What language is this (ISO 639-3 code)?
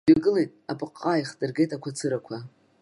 abk